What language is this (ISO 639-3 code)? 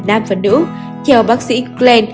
vie